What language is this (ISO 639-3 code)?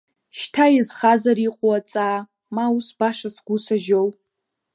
abk